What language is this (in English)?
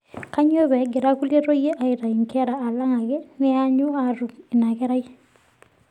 Masai